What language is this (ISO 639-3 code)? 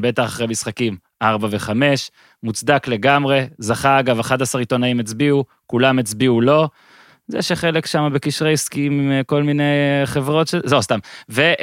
heb